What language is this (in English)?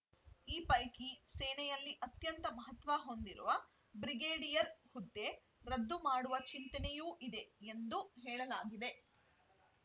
Kannada